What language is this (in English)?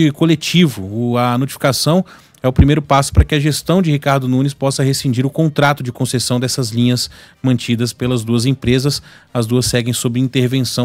Portuguese